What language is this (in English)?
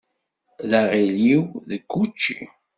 Kabyle